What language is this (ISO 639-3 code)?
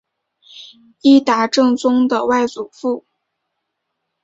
zho